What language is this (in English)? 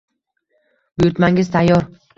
Uzbek